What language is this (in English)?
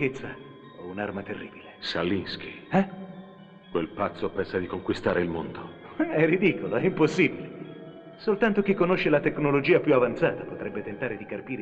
Italian